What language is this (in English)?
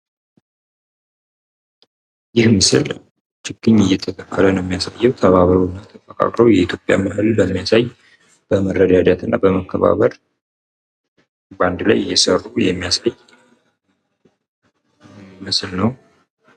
Amharic